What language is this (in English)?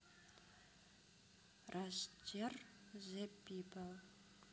Russian